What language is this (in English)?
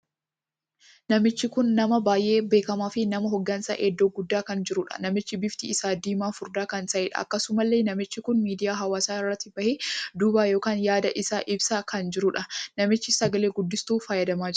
Oromo